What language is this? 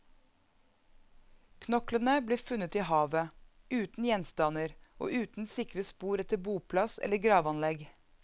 Norwegian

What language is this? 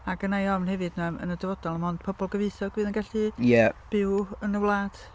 Welsh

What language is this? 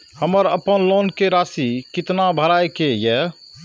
Maithili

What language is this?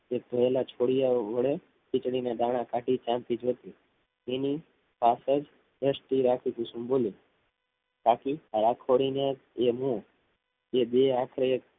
Gujarati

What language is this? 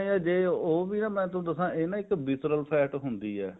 Punjabi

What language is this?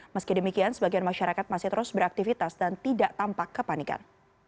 Indonesian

